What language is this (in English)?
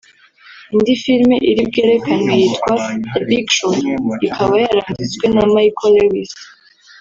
Kinyarwanda